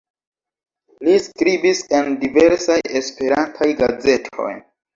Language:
Esperanto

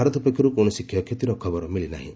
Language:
Odia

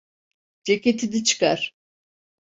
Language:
Turkish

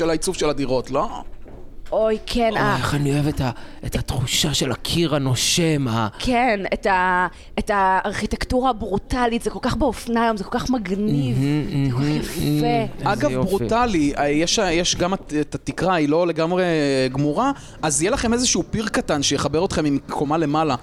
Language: Hebrew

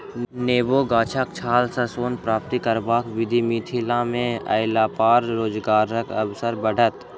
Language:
Maithili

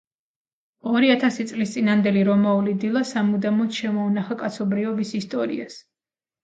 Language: Georgian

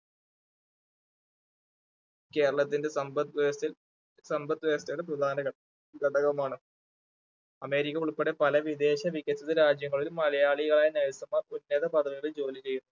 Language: Malayalam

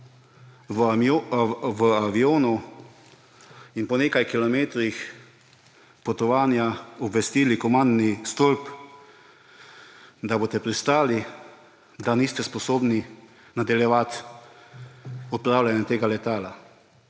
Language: Slovenian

